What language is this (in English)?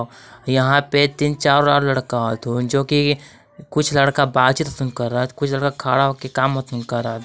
Magahi